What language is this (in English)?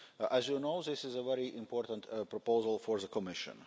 English